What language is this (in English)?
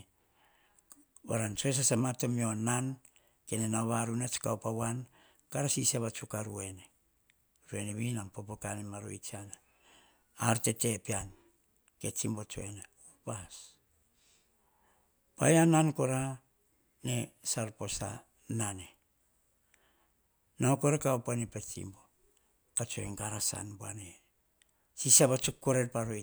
Hahon